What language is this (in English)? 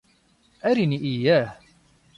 Arabic